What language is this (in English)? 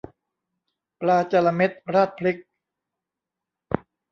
Thai